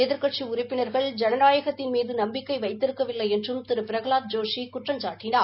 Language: Tamil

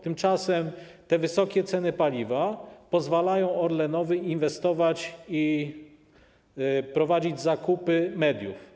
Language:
Polish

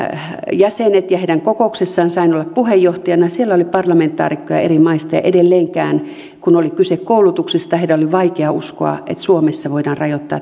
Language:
Finnish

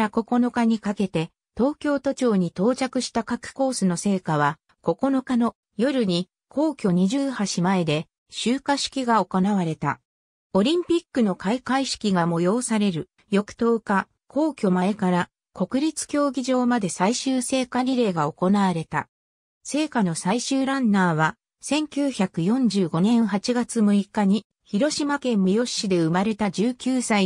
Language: Japanese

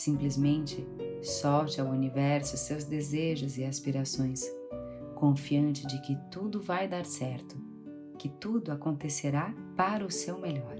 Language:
Portuguese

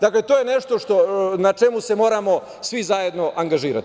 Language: Serbian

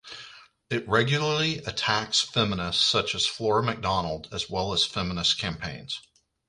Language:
English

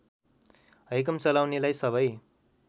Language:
Nepali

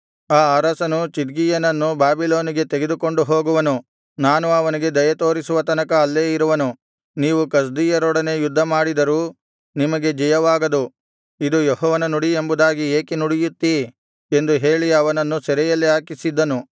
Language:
Kannada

